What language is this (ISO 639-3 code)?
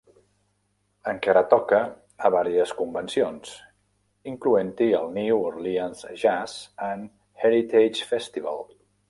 cat